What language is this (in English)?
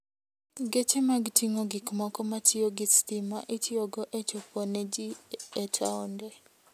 Luo (Kenya and Tanzania)